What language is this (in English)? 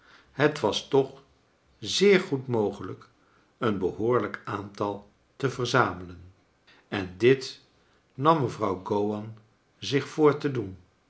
Dutch